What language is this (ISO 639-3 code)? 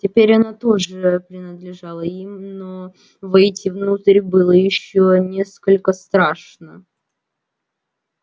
rus